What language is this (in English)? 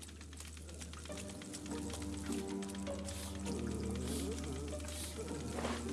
Russian